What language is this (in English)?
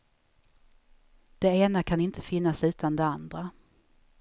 Swedish